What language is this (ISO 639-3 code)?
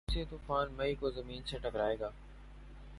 urd